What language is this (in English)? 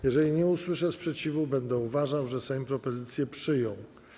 Polish